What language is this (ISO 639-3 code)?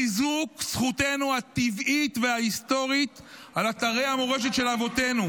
heb